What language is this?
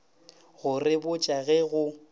Northern Sotho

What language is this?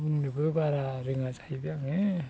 Bodo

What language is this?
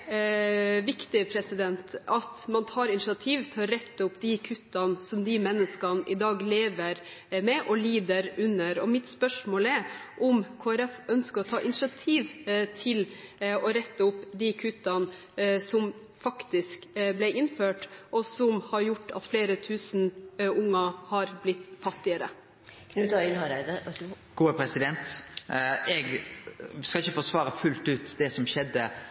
Norwegian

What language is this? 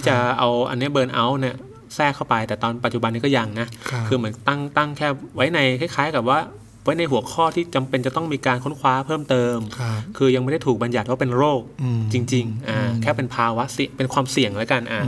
Thai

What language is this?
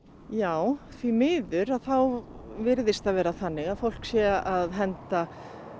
Icelandic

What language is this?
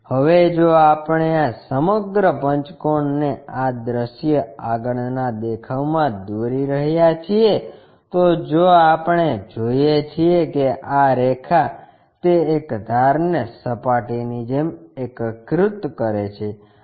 Gujarati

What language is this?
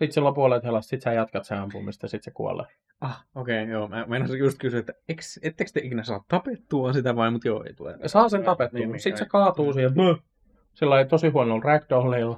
Finnish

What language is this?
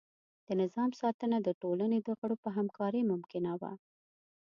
Pashto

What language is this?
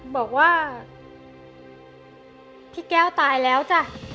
Thai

